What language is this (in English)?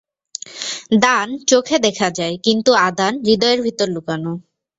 Bangla